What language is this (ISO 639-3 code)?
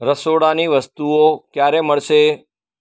guj